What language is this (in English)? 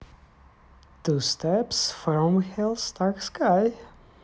Russian